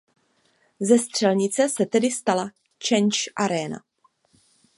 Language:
Czech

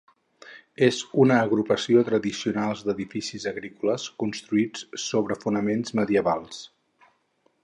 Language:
Catalan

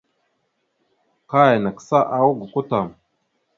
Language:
Mada (Cameroon)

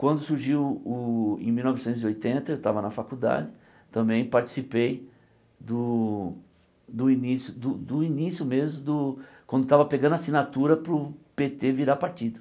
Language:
Portuguese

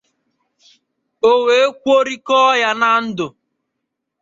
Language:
Igbo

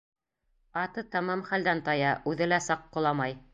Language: Bashkir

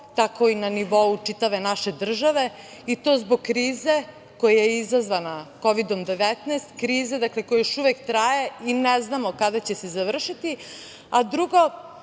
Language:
Serbian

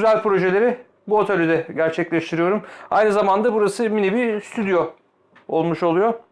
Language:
Turkish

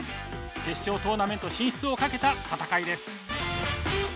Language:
Japanese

